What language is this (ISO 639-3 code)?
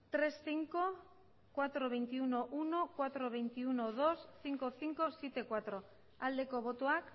eus